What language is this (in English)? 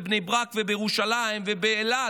Hebrew